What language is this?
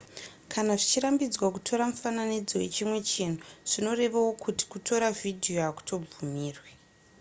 Shona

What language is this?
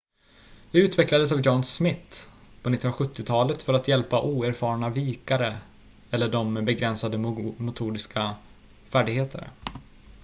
Swedish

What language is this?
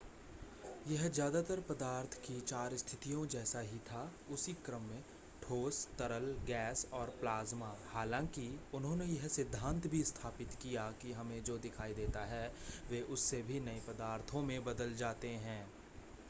Hindi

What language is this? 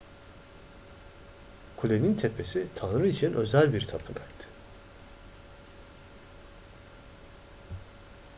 Turkish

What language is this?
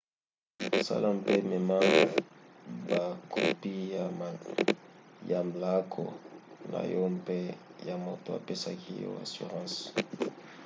Lingala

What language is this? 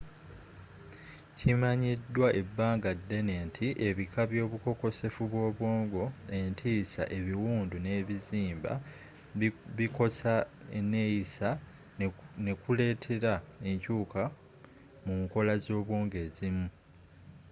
Ganda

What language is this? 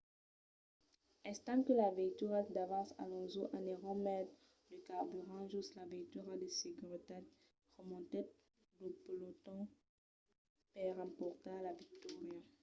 Occitan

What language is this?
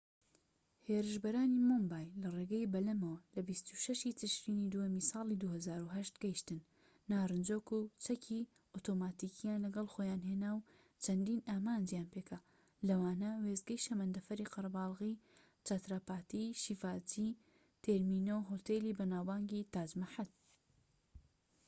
Central Kurdish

